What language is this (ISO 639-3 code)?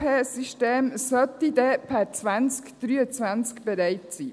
gsw